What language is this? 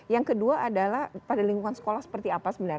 Indonesian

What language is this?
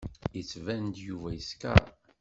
Kabyle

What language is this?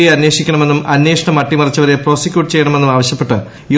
Malayalam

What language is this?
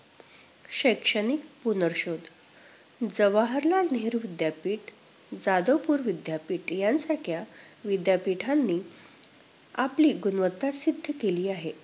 Marathi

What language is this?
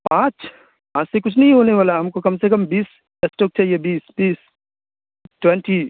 Urdu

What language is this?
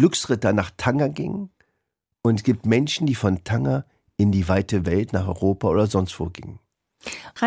German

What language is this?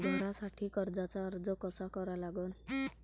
Marathi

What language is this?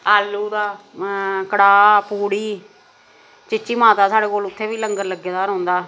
Dogri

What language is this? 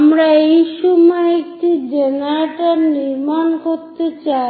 Bangla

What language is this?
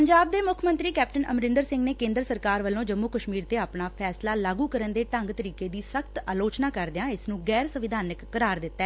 Punjabi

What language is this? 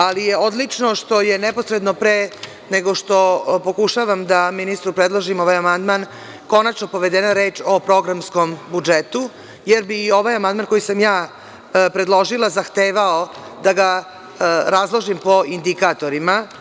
Serbian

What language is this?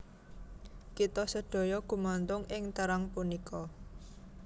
Javanese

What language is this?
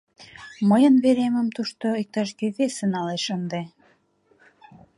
Mari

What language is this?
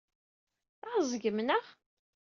Kabyle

